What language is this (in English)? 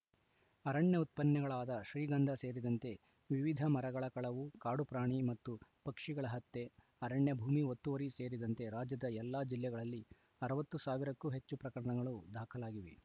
Kannada